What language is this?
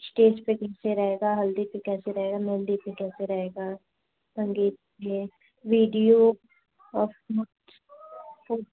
Hindi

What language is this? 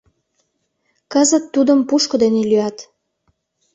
Mari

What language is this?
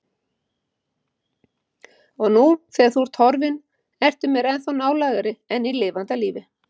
Icelandic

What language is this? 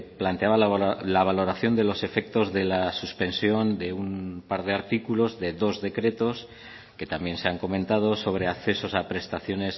Spanish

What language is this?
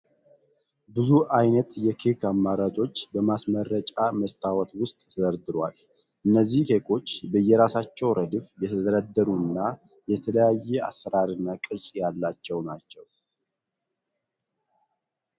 Amharic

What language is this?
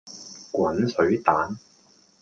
Cantonese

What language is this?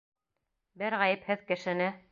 Bashkir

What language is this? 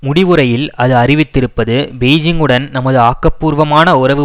Tamil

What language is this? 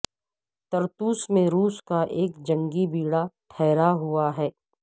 Urdu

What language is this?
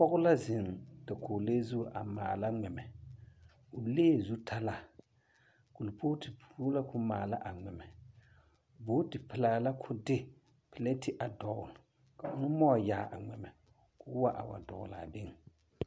Southern Dagaare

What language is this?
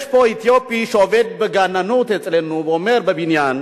Hebrew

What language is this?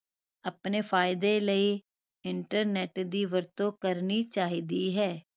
Punjabi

